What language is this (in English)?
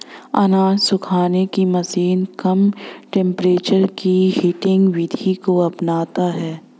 Hindi